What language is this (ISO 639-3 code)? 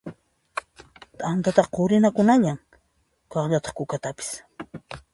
qxp